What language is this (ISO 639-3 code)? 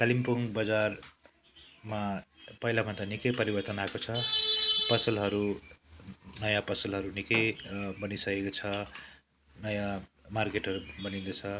nep